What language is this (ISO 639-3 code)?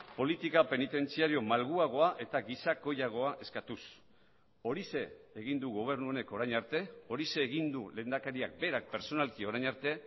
eus